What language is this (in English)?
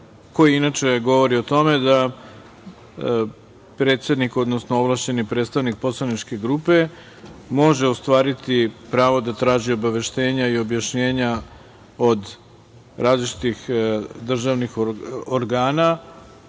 Serbian